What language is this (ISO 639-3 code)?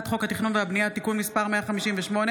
heb